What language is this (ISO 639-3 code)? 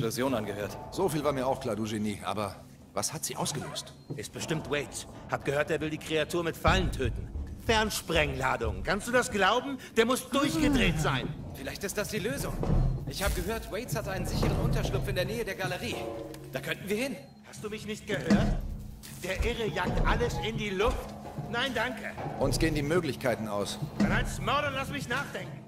deu